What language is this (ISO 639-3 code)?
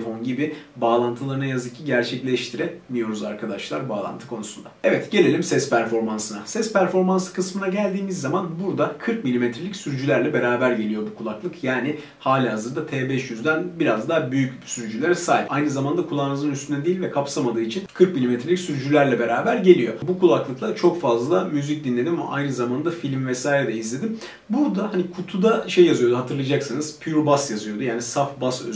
tur